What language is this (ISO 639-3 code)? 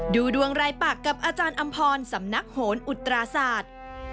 tha